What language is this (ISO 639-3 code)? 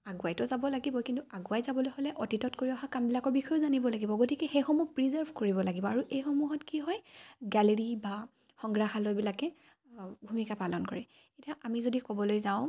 asm